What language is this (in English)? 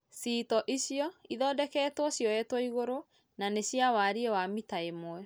Kikuyu